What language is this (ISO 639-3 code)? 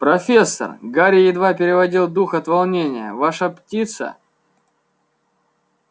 rus